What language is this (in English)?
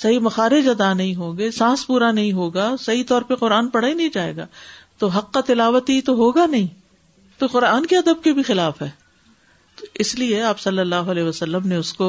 Urdu